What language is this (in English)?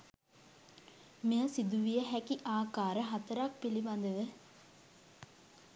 Sinhala